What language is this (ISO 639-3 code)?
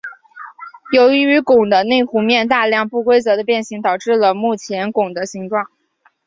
zho